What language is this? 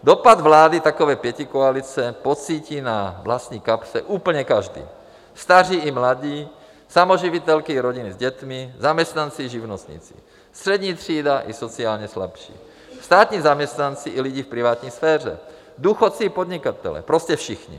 Czech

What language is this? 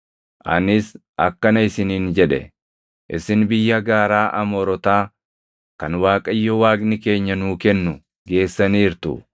Oromo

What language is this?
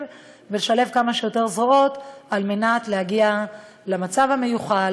Hebrew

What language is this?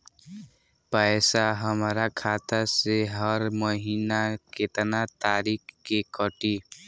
Bhojpuri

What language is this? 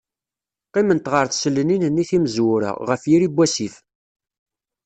Kabyle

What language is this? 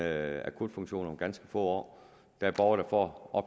Danish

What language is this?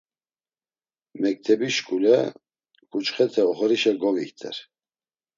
Laz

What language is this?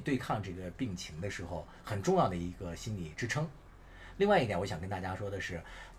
Chinese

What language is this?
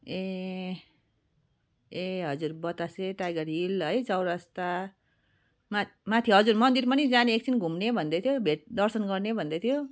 Nepali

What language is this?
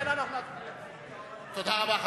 Hebrew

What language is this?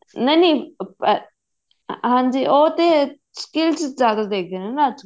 Punjabi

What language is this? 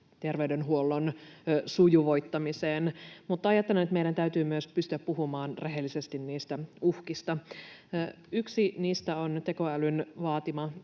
Finnish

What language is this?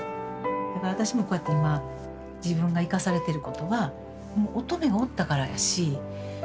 Japanese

